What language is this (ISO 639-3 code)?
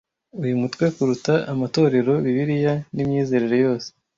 kin